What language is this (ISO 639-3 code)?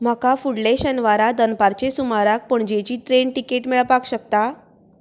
kok